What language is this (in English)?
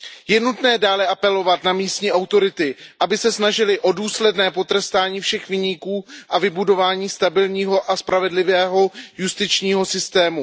Czech